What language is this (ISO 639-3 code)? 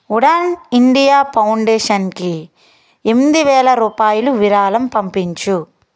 tel